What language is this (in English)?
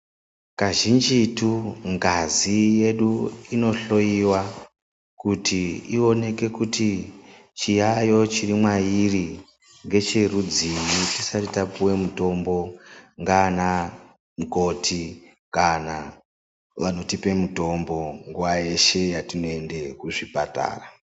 Ndau